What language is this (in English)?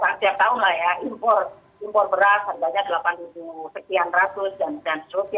Indonesian